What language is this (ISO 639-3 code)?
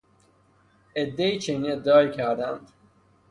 fas